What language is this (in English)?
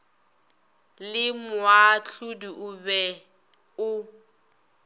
Northern Sotho